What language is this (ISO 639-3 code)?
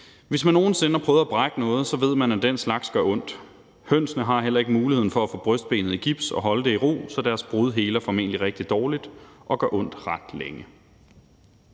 dan